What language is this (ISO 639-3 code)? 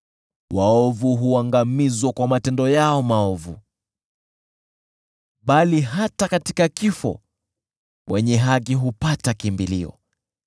swa